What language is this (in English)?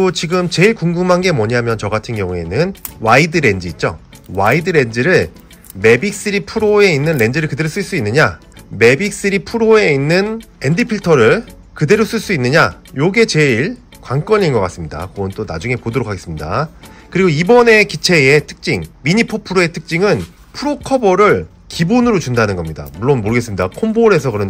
Korean